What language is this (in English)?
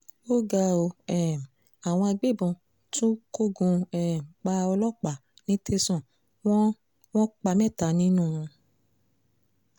Yoruba